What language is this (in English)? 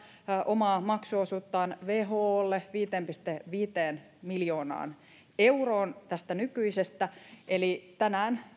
Finnish